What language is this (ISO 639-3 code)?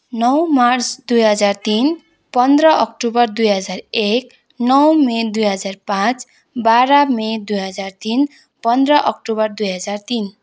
nep